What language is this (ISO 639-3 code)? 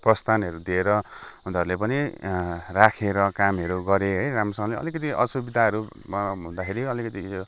nep